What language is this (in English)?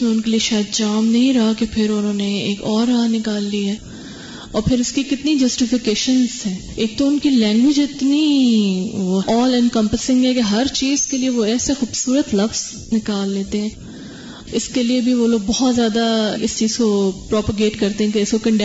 Urdu